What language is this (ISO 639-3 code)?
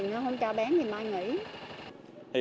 vie